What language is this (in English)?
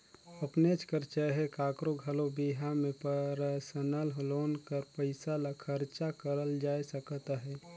Chhattisgarhi